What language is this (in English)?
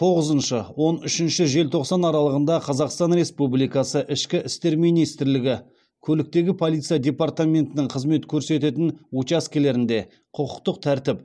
Kazakh